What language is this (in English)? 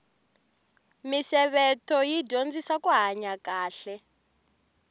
Tsonga